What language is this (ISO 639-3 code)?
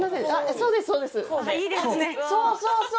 jpn